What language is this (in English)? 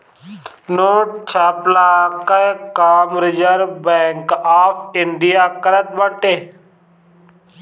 Bhojpuri